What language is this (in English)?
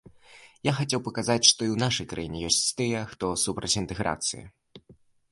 Belarusian